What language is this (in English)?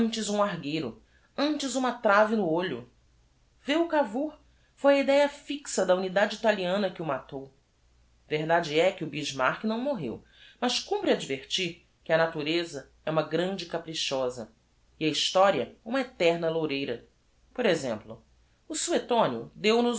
Portuguese